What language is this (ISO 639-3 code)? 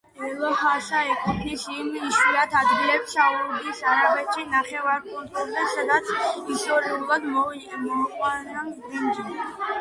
kat